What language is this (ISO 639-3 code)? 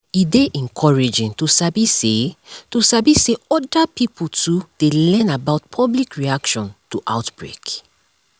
pcm